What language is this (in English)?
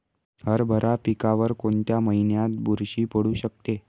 Marathi